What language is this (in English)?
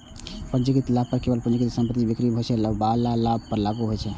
Maithili